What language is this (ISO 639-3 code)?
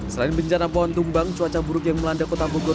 ind